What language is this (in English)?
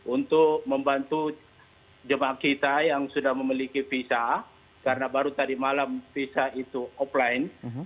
Indonesian